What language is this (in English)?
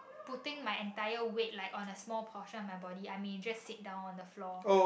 English